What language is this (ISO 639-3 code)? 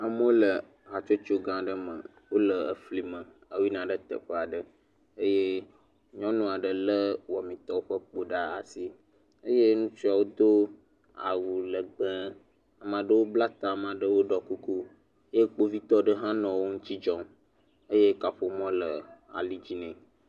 ewe